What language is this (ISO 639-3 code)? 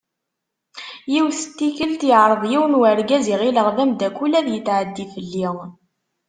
kab